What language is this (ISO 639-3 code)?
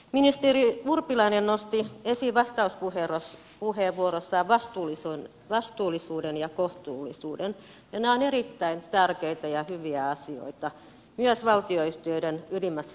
fin